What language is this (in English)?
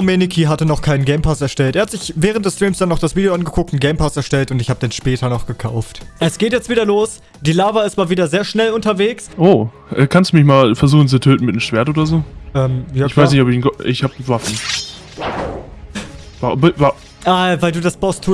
German